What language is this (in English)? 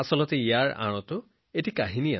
Assamese